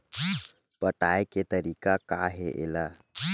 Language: Chhattisgarhi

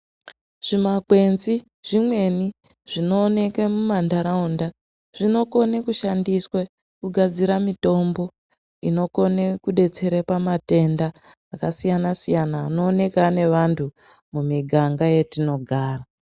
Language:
Ndau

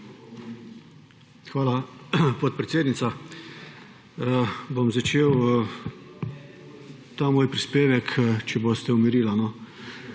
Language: Slovenian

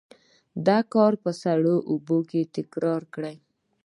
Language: Pashto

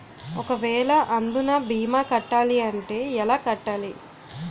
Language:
Telugu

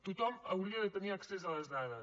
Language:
Catalan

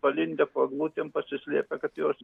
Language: Lithuanian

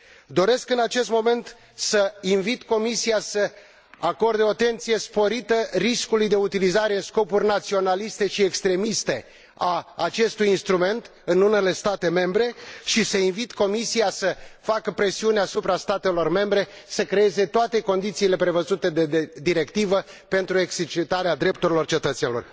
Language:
Romanian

